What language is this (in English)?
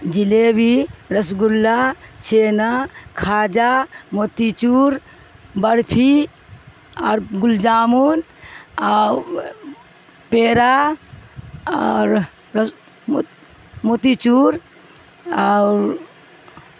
Urdu